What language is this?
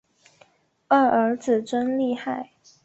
Chinese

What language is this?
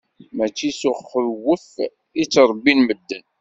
Kabyle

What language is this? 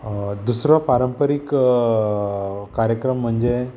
Konkani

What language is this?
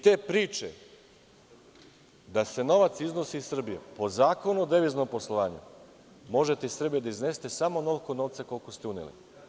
Serbian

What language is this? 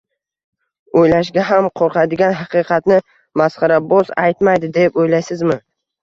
Uzbek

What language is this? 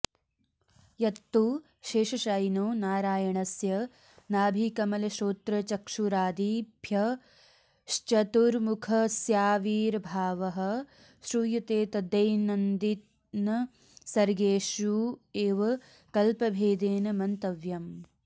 Sanskrit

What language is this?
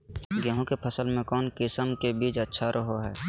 Magahi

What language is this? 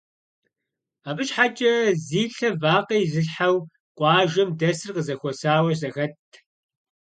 Kabardian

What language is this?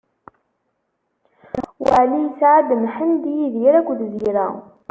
Kabyle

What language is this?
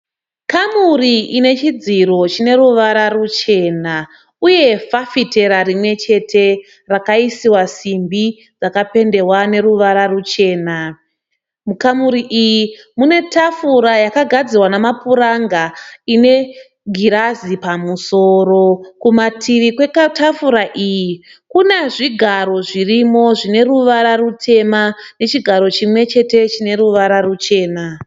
Shona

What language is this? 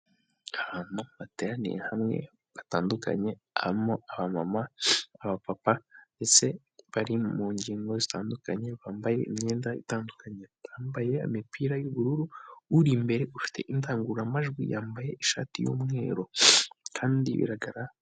Kinyarwanda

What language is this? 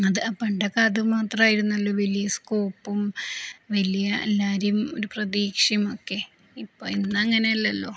Malayalam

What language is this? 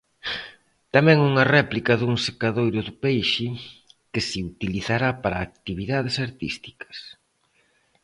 Galician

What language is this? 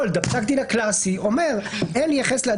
Hebrew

